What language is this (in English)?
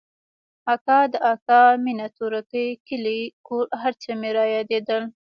Pashto